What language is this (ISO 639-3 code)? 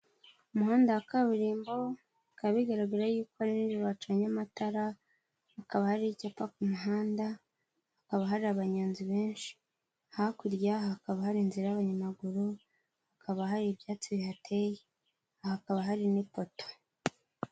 kin